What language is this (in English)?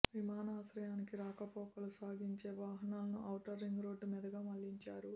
Telugu